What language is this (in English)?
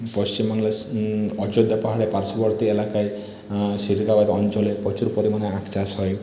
Bangla